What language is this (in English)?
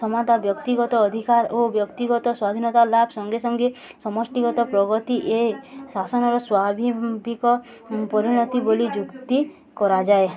Odia